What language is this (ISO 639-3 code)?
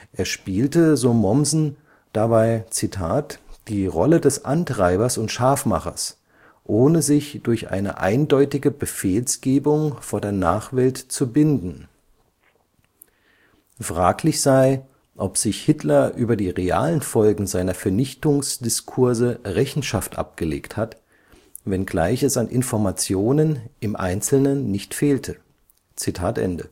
deu